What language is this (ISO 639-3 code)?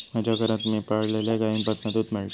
mar